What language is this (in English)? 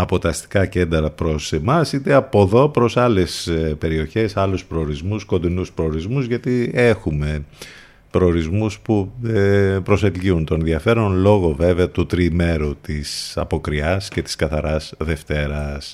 Greek